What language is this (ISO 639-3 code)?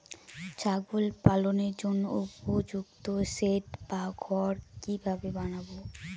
ben